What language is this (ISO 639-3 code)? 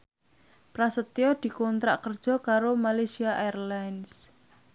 jav